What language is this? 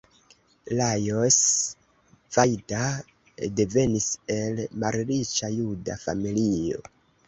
Esperanto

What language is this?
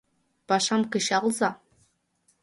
Mari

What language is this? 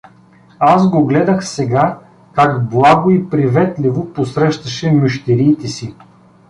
Bulgarian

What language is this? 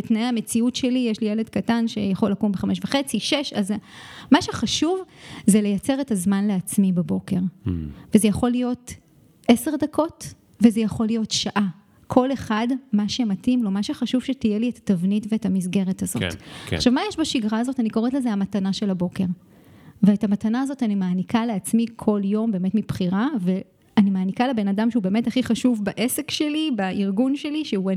Hebrew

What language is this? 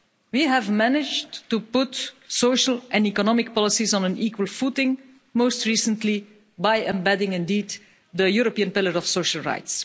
English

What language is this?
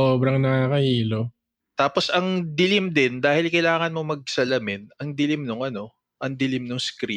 Filipino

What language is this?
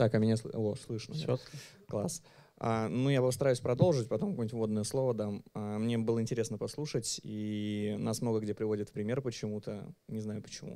Russian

